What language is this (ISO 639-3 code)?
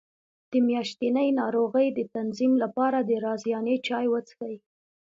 pus